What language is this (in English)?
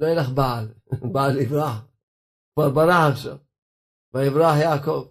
Hebrew